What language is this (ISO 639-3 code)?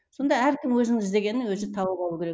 kaz